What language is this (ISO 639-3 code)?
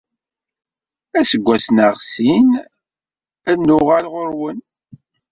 kab